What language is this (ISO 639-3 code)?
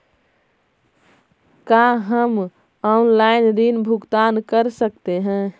mag